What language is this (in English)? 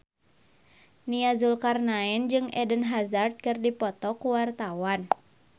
Sundanese